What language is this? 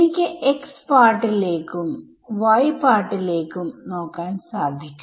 Malayalam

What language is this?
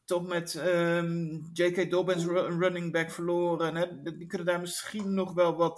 Dutch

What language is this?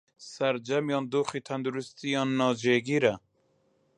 Central Kurdish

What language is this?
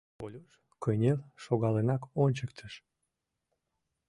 Mari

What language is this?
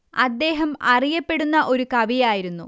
Malayalam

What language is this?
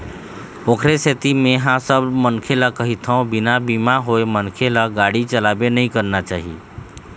Chhattisgarhi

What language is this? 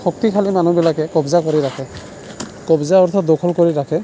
Assamese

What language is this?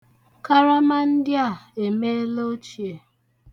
Igbo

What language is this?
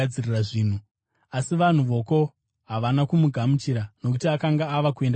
Shona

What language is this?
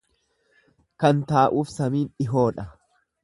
Oromo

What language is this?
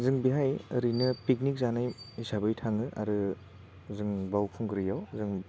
Bodo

